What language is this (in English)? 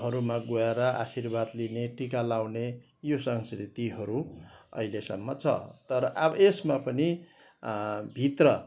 Nepali